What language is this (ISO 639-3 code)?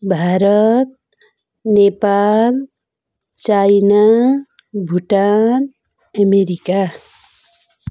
nep